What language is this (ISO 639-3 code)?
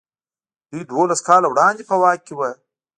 pus